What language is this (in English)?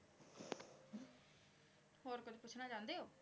Punjabi